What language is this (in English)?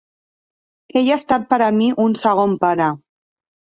Catalan